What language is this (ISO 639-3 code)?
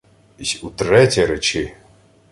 ukr